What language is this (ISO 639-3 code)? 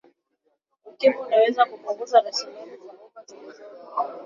swa